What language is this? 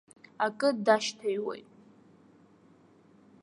Abkhazian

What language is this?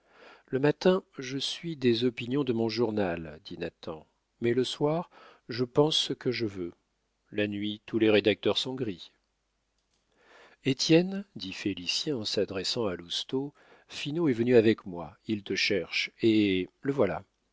French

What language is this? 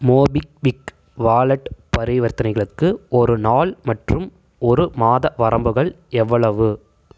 Tamil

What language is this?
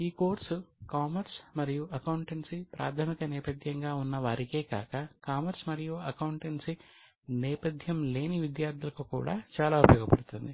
Telugu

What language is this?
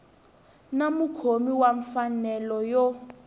Tsonga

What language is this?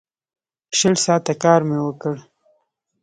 Pashto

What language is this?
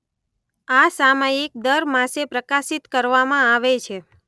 Gujarati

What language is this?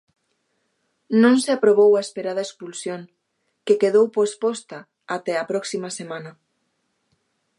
Galician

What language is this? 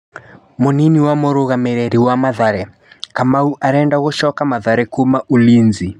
Kikuyu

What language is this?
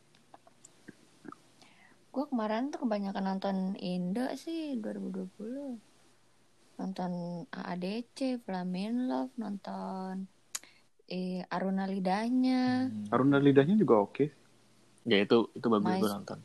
Indonesian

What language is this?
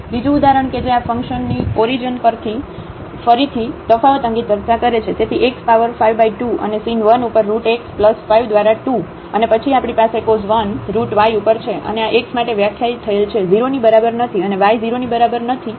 Gujarati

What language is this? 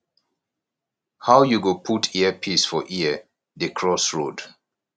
Nigerian Pidgin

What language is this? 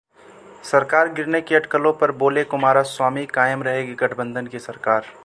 Hindi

